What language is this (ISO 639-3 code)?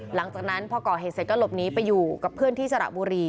tha